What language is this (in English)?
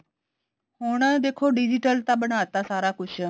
Punjabi